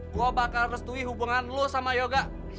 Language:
Indonesian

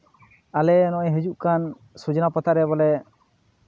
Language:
Santali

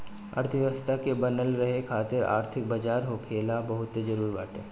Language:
Bhojpuri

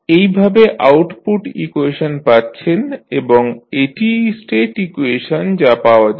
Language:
Bangla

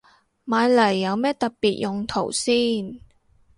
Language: Cantonese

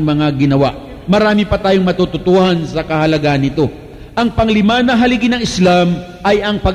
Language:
Filipino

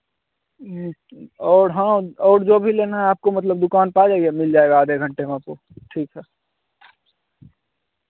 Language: Hindi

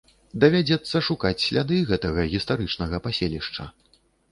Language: Belarusian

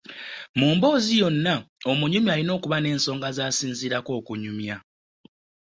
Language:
Ganda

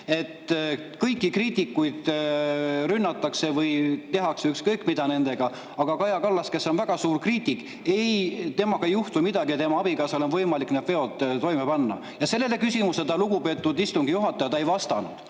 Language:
Estonian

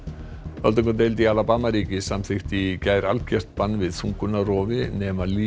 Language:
Icelandic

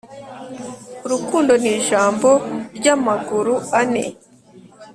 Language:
Kinyarwanda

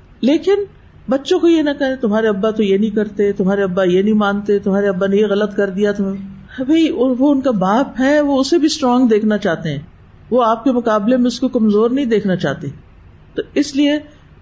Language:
Urdu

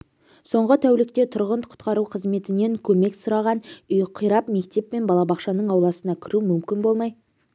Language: Kazakh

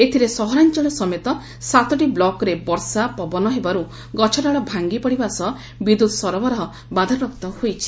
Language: Odia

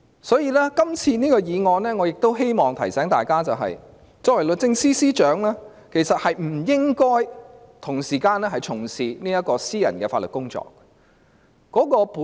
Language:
Cantonese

